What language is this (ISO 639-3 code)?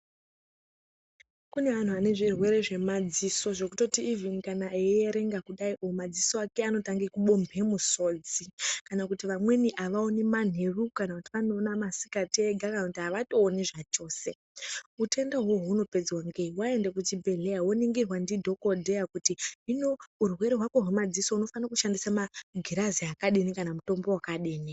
ndc